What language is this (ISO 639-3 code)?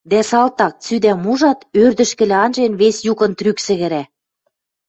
mrj